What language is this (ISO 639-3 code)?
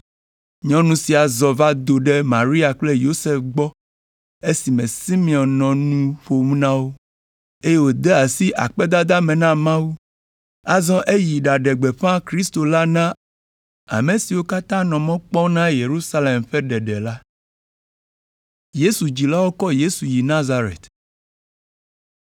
ewe